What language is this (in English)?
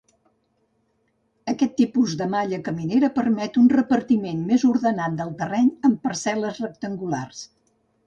Catalan